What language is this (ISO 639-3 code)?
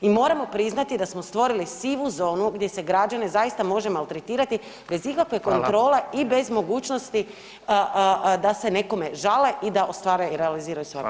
hrv